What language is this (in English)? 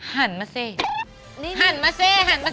Thai